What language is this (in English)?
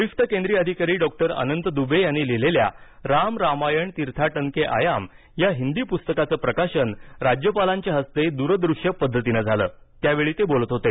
Marathi